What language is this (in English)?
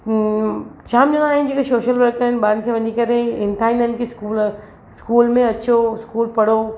Sindhi